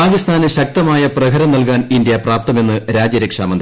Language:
Malayalam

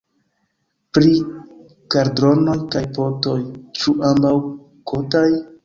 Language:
Esperanto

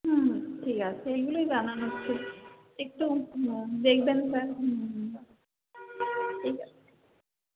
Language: Bangla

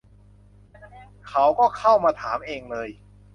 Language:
Thai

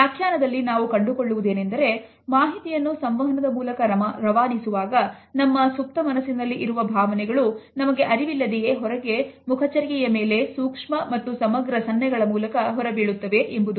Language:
Kannada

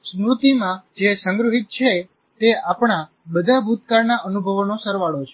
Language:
Gujarati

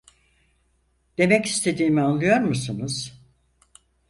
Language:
Turkish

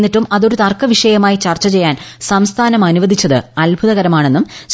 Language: Malayalam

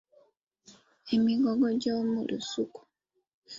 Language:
Ganda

